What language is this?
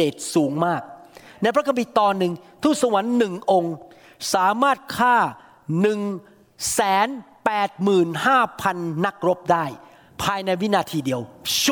Thai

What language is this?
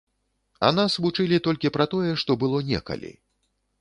Belarusian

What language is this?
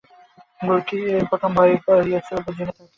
Bangla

